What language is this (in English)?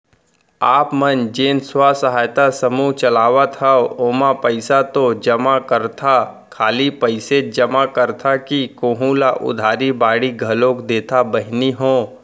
Chhattisgarhi